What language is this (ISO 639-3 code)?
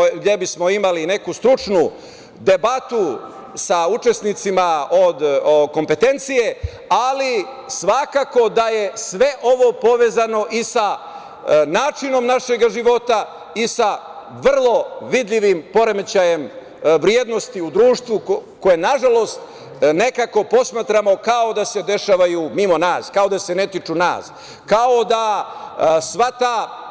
srp